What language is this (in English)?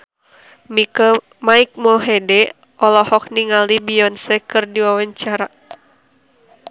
Sundanese